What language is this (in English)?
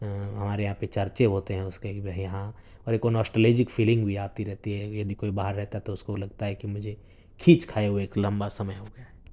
Urdu